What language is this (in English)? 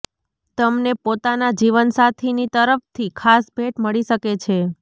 Gujarati